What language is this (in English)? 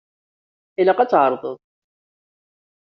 Kabyle